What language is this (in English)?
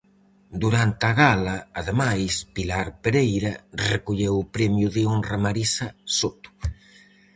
Galician